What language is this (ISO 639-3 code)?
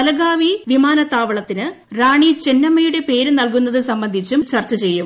mal